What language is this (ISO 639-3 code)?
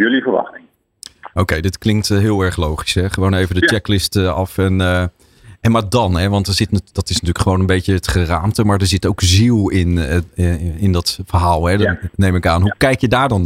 nld